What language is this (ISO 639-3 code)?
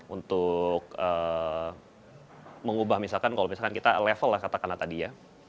ind